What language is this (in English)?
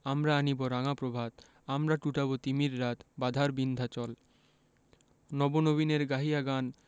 Bangla